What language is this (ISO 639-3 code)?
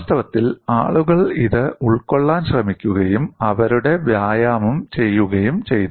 mal